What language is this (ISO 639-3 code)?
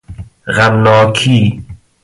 fas